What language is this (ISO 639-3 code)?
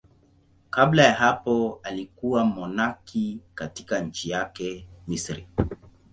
swa